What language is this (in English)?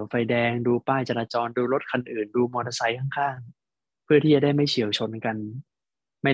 Thai